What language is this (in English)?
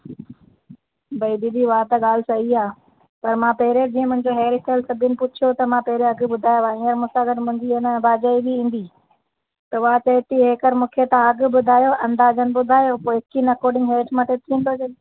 Sindhi